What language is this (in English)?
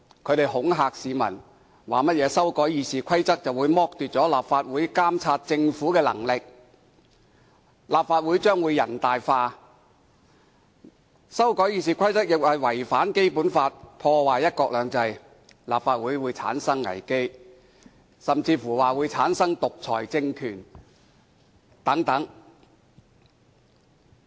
Cantonese